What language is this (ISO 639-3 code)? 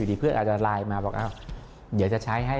tha